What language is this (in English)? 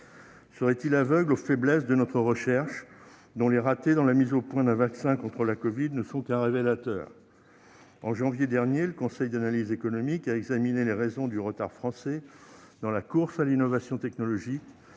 French